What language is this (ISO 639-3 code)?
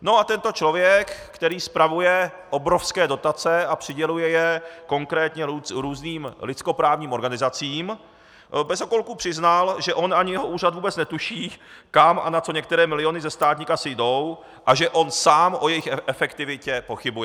ces